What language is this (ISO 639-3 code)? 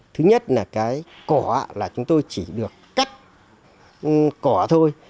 vie